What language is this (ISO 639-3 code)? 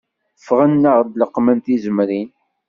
kab